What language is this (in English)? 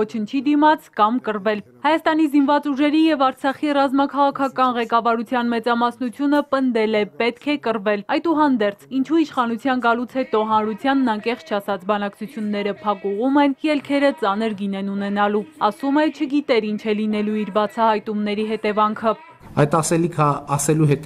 Romanian